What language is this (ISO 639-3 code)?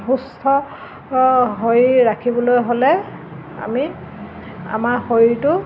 asm